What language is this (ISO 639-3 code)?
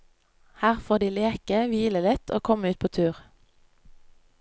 nor